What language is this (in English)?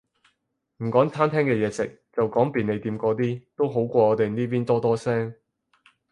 Cantonese